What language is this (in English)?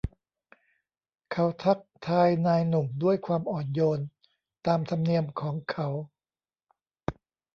Thai